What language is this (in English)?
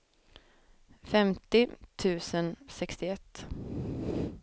Swedish